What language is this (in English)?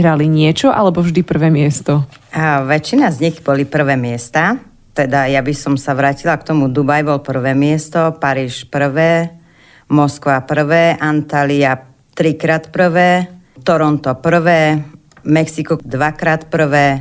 Slovak